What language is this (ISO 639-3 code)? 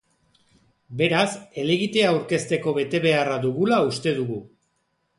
eus